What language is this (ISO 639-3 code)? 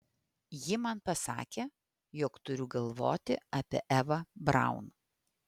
lit